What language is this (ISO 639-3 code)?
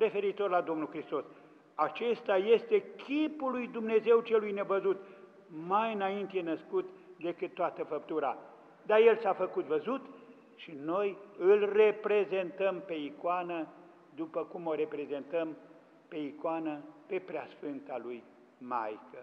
ron